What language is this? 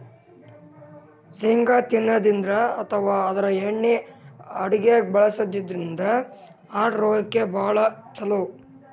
Kannada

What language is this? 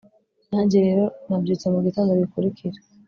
Kinyarwanda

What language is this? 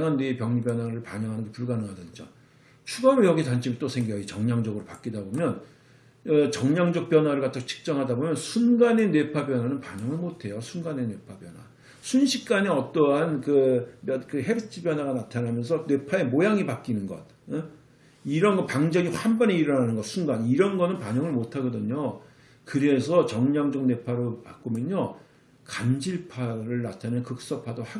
Korean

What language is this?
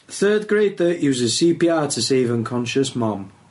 Welsh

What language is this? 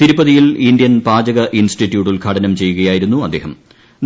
Malayalam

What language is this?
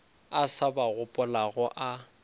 Northern Sotho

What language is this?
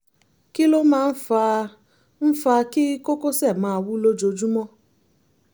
Yoruba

